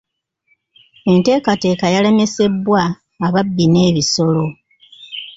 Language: Ganda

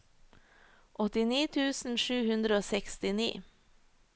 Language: Norwegian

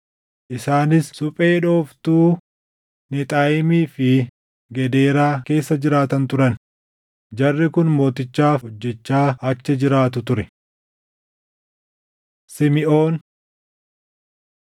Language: Oromo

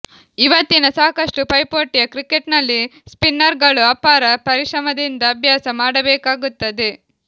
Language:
Kannada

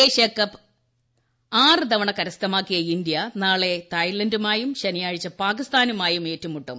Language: Malayalam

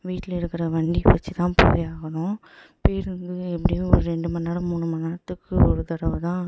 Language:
Tamil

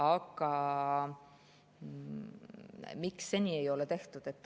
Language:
Estonian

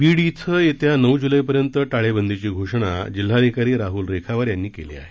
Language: Marathi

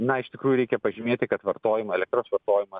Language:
Lithuanian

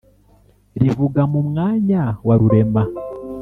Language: Kinyarwanda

